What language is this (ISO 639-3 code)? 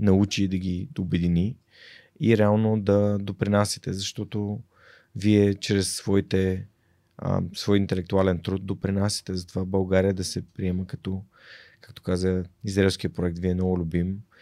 bul